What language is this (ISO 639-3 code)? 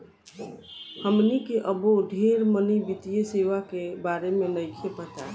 bho